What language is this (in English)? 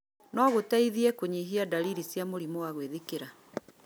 Kikuyu